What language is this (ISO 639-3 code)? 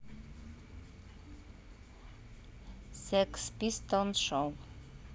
rus